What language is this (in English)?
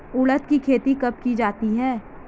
Hindi